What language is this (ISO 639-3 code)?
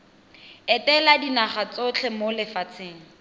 tsn